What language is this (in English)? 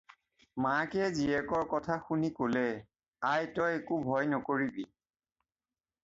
Assamese